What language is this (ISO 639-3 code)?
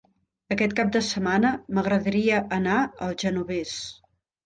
cat